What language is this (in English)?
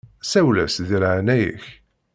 Kabyle